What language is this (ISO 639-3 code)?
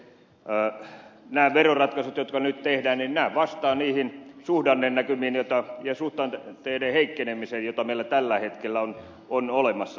fin